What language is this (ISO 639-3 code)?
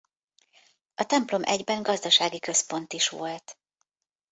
hun